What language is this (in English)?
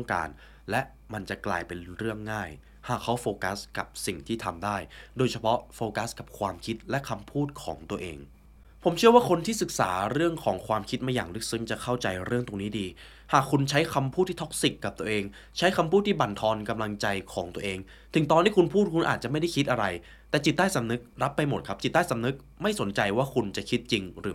Thai